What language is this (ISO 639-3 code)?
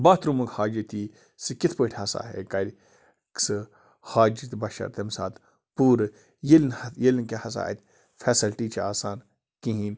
kas